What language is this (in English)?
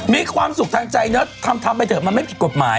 Thai